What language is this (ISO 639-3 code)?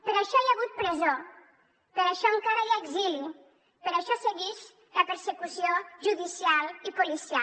cat